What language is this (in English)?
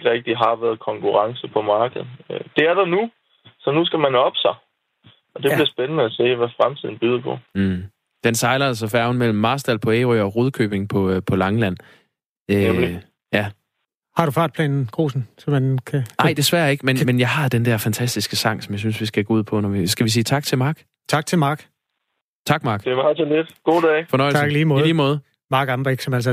Danish